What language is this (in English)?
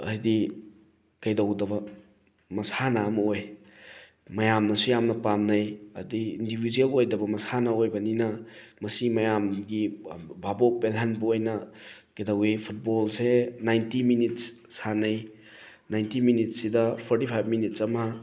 Manipuri